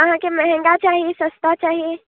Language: Maithili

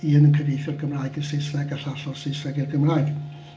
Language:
Welsh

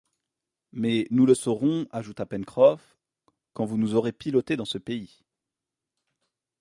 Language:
French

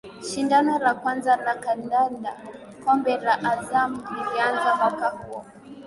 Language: Swahili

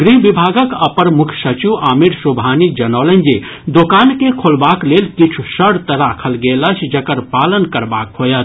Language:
Maithili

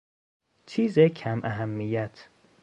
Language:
Persian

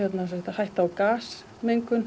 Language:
Icelandic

